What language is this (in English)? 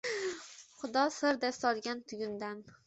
Uzbek